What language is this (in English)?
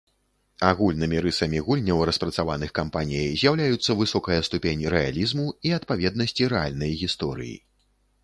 Belarusian